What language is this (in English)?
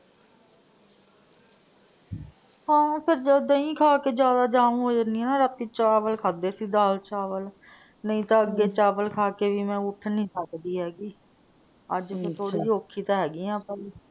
Punjabi